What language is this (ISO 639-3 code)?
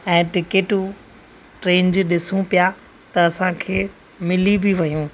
snd